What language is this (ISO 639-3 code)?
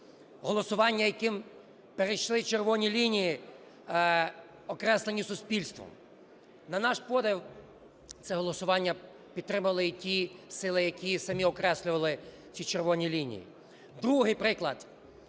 ukr